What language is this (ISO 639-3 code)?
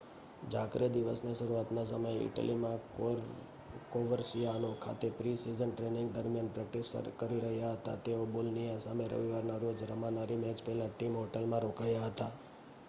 guj